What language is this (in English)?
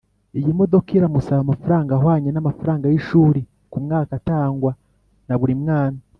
Kinyarwanda